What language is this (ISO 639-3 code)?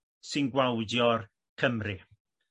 cym